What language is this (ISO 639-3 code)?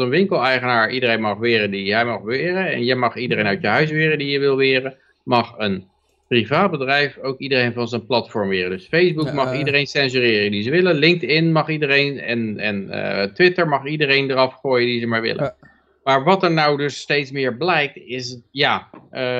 nld